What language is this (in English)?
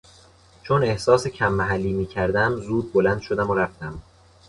Persian